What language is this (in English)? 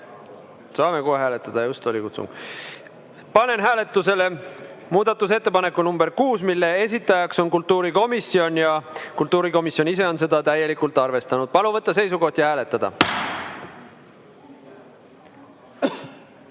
Estonian